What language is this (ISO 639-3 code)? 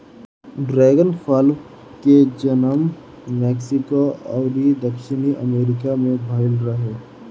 bho